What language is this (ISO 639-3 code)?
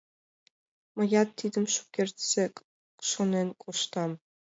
chm